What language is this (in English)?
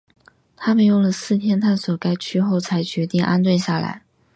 Chinese